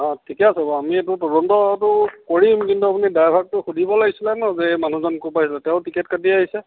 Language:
Assamese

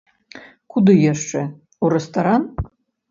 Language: Belarusian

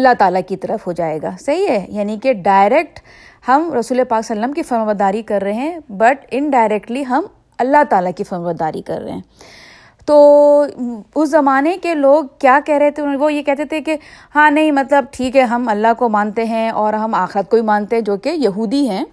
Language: Urdu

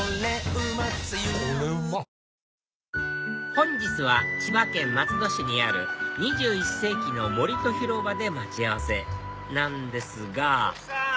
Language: Japanese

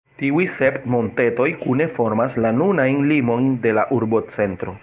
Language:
Esperanto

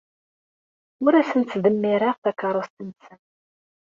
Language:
Kabyle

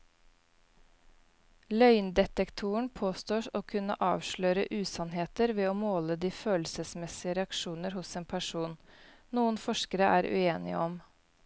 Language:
Norwegian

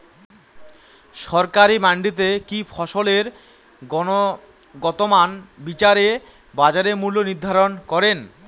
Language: Bangla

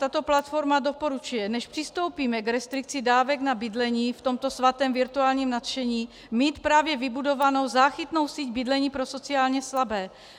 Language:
Czech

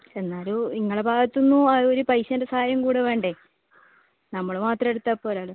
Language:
Malayalam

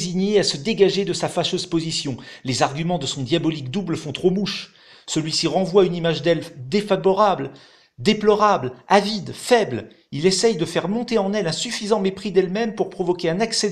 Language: French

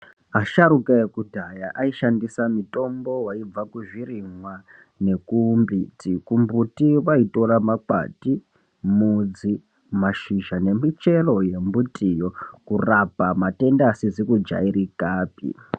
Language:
Ndau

